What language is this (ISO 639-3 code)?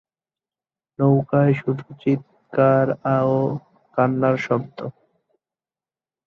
ben